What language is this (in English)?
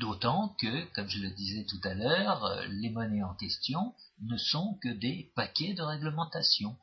French